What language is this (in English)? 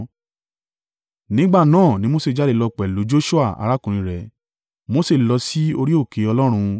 Yoruba